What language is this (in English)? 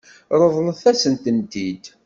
Kabyle